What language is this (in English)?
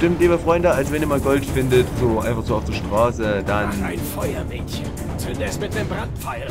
German